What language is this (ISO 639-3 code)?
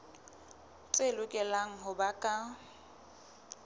sot